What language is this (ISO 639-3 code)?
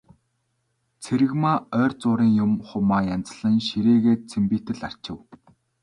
mon